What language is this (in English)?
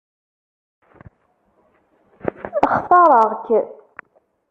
Kabyle